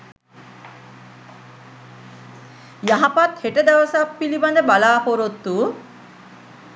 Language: Sinhala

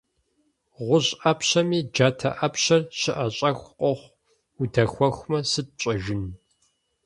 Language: Kabardian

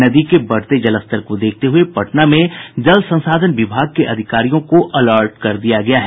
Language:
Hindi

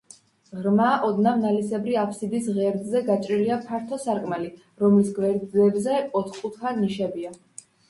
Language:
Georgian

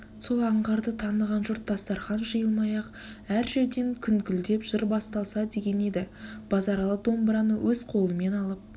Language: Kazakh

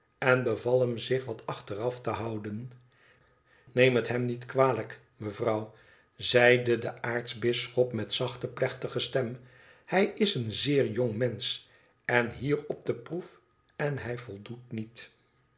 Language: Dutch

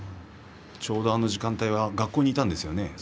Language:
Japanese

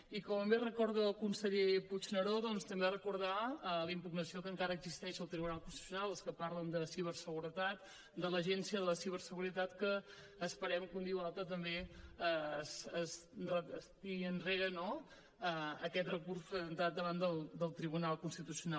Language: Catalan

